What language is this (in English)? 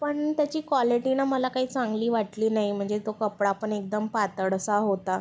Marathi